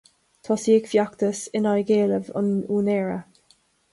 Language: Irish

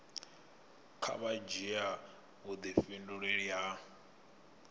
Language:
Venda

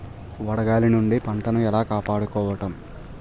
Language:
Telugu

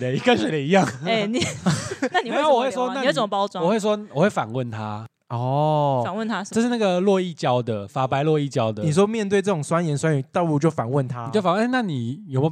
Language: Chinese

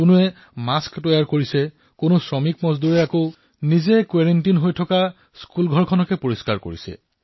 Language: Assamese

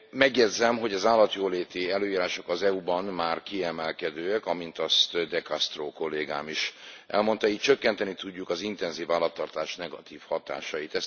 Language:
Hungarian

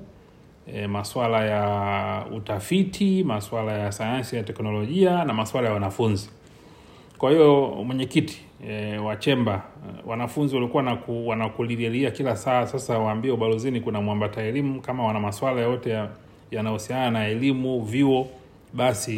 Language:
Swahili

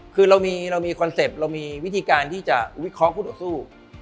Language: Thai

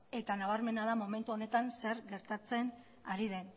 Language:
Basque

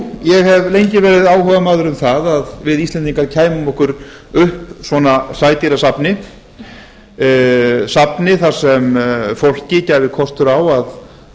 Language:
Icelandic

